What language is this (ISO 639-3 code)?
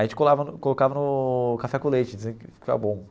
por